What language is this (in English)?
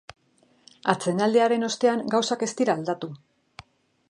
Basque